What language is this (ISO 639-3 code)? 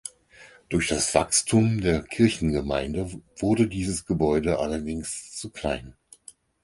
deu